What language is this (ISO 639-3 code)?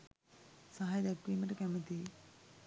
sin